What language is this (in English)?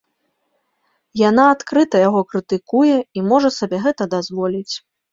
Belarusian